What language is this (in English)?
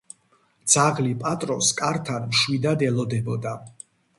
Georgian